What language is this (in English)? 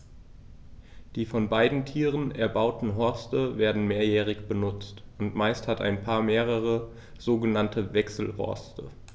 German